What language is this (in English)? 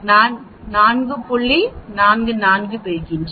Tamil